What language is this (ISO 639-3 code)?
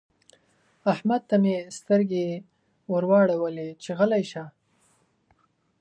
pus